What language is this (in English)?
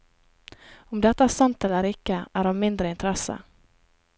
Norwegian